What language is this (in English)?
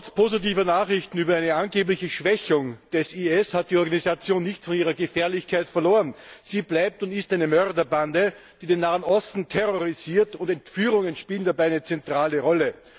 German